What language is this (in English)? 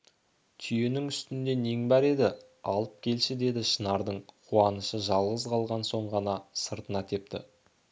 Kazakh